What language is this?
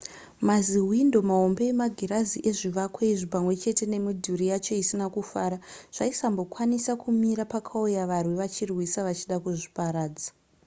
Shona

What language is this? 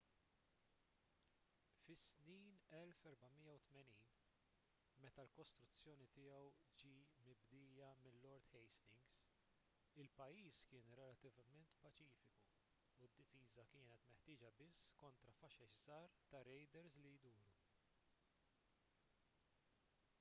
Maltese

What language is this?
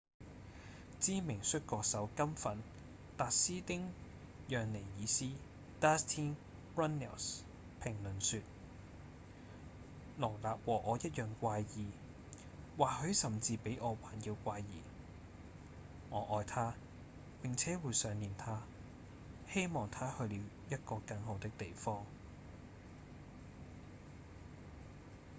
Cantonese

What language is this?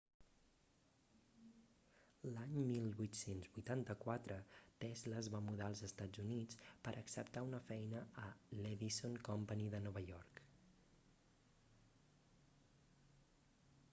Catalan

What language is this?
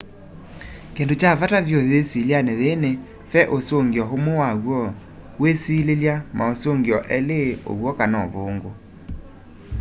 Kamba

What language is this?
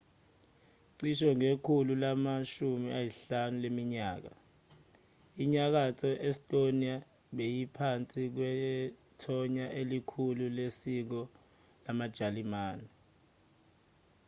Zulu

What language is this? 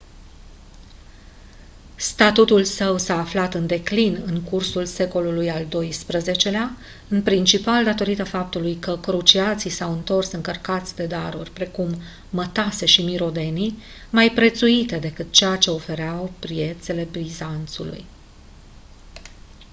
Romanian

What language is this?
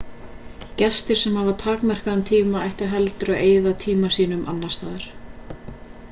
Icelandic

